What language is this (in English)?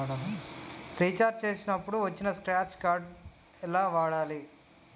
Telugu